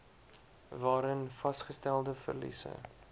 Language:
Afrikaans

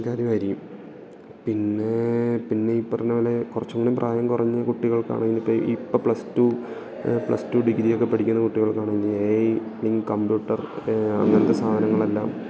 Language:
Malayalam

